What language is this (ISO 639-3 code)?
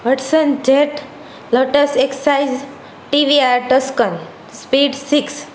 guj